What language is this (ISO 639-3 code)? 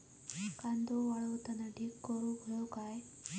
mar